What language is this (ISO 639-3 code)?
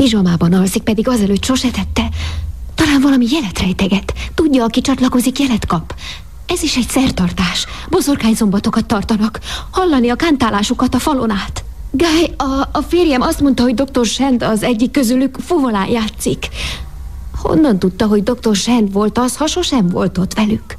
hun